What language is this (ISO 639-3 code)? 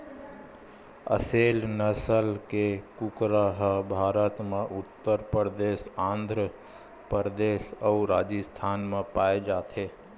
hne